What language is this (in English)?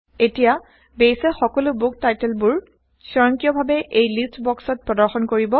Assamese